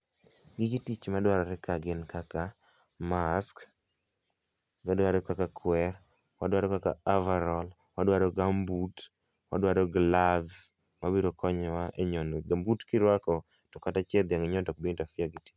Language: Luo (Kenya and Tanzania)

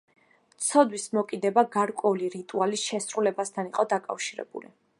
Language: Georgian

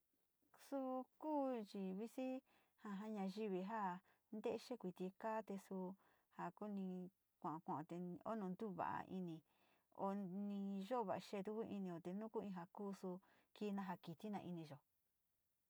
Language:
Sinicahua Mixtec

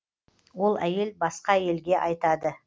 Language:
Kazakh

